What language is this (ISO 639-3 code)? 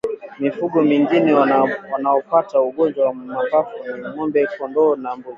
swa